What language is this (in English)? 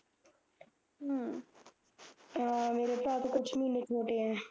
Punjabi